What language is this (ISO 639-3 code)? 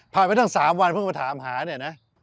tha